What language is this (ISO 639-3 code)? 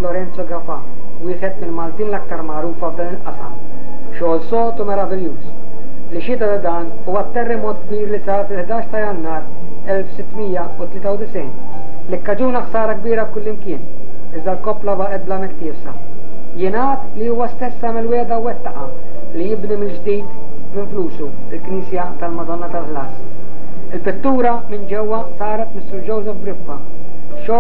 ara